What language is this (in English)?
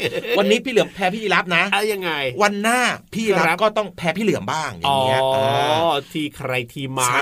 Thai